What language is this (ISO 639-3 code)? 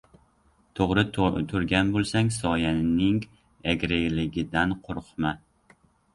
uzb